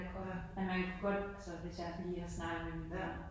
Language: Danish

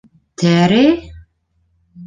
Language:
Bashkir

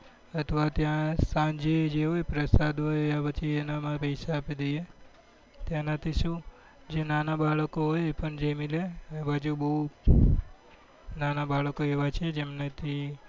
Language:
Gujarati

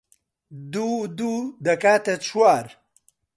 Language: Central Kurdish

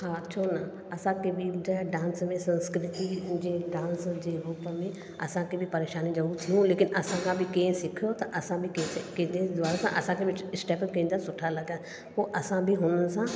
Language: Sindhi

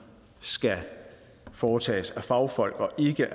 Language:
Danish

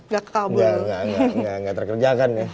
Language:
Indonesian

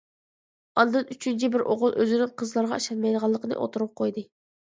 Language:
Uyghur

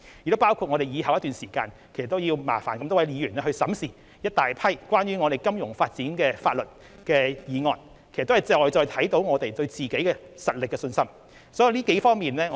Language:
Cantonese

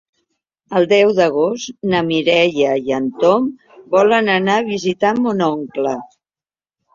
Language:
Catalan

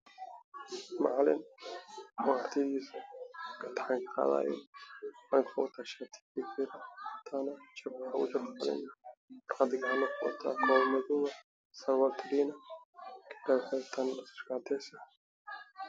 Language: Somali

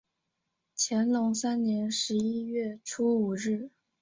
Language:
Chinese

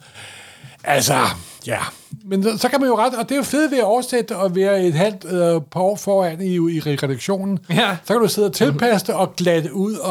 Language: Danish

